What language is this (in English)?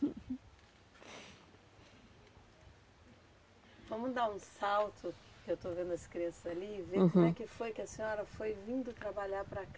Portuguese